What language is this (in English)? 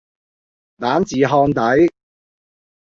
Cantonese